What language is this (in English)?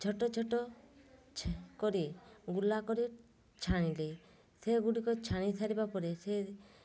Odia